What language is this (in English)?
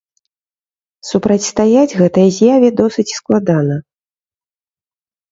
Belarusian